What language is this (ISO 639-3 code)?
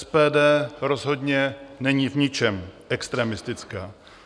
ces